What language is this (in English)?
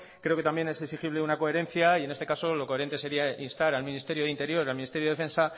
Spanish